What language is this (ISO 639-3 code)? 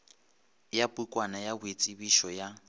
nso